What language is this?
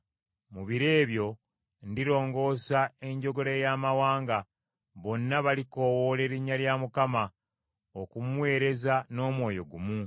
Ganda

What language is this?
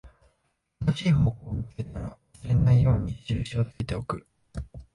Japanese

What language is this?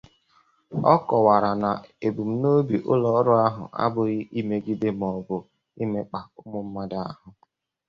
Igbo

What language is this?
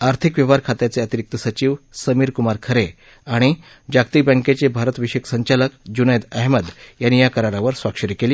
Marathi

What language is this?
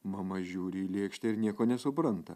Lithuanian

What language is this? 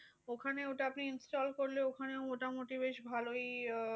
Bangla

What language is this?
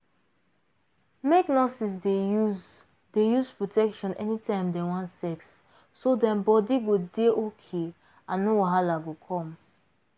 Nigerian Pidgin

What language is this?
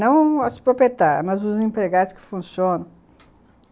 Portuguese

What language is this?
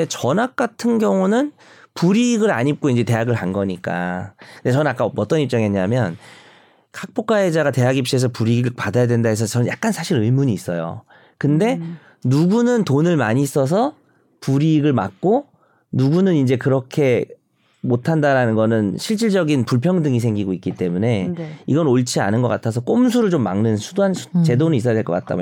Korean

